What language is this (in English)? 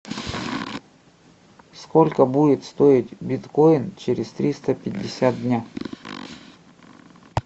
Russian